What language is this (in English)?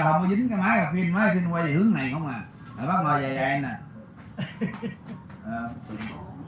Vietnamese